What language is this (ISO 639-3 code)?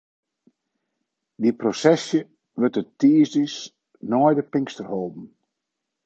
fry